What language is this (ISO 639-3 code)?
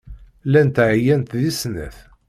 kab